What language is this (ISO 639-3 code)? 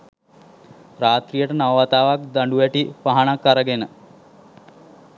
sin